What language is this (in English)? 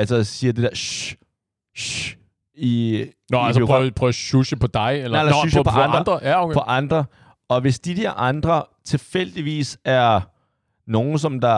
Danish